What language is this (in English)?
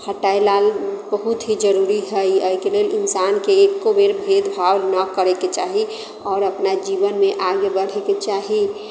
Maithili